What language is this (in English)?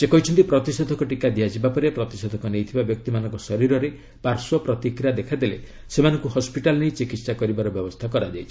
Odia